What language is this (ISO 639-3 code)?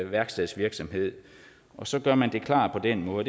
dan